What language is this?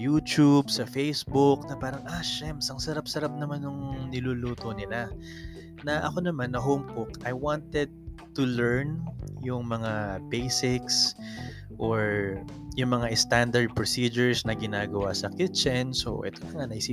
Filipino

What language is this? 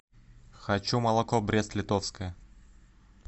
Russian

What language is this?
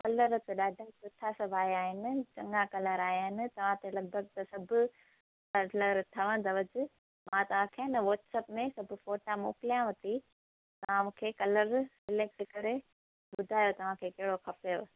Sindhi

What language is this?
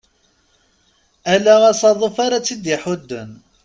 Kabyle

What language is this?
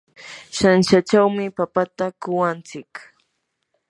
Yanahuanca Pasco Quechua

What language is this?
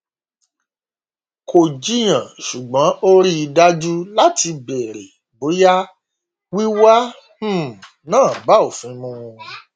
Yoruba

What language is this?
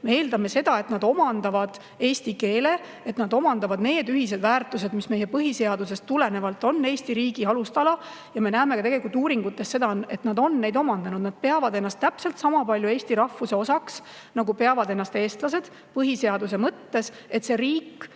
Estonian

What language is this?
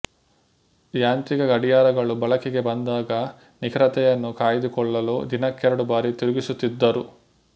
Kannada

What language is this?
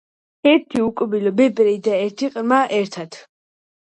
Georgian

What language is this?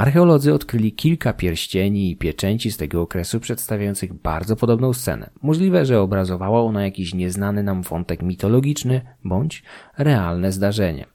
Polish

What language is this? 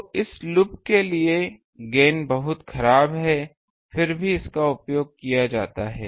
Hindi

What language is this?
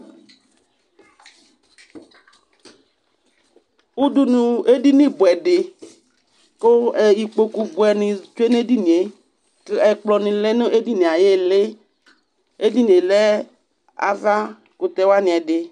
Ikposo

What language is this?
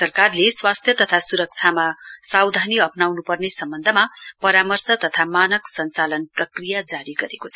Nepali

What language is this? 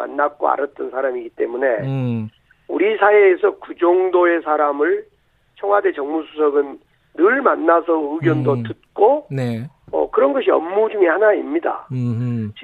Korean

